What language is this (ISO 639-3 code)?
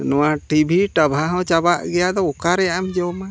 sat